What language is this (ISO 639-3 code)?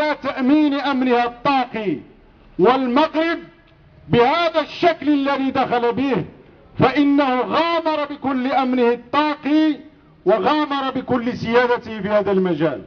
ara